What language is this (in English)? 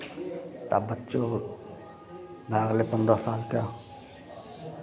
Maithili